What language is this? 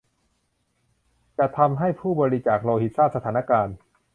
Thai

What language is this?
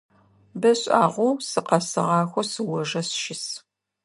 Adyghe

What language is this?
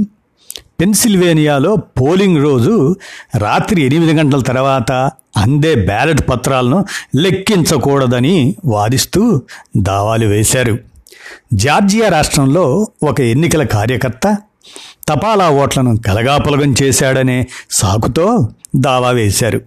Telugu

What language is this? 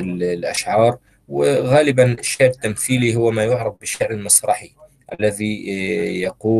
Arabic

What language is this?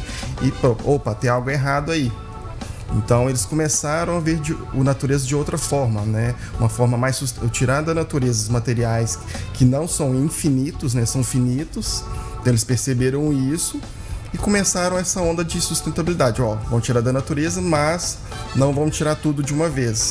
Portuguese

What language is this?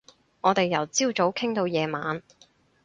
Cantonese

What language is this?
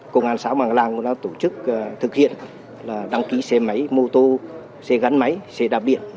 Vietnamese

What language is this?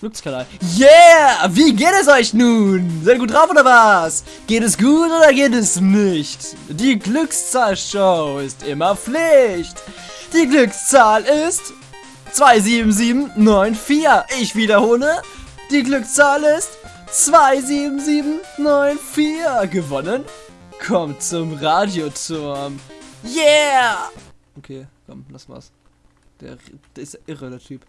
German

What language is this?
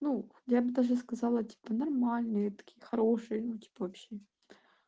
Russian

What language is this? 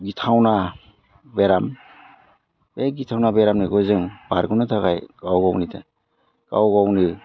Bodo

